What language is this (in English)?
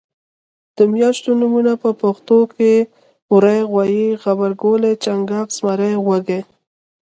Pashto